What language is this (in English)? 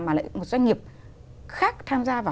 Vietnamese